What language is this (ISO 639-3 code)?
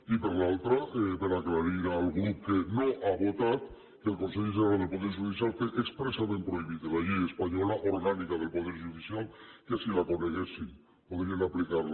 cat